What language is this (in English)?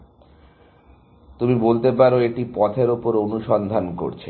Bangla